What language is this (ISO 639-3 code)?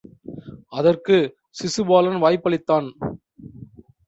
tam